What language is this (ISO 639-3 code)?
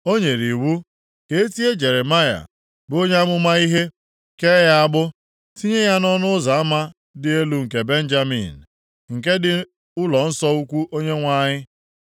ibo